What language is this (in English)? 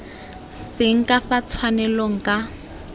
Tswana